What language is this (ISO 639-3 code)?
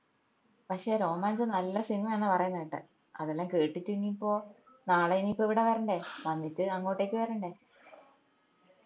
mal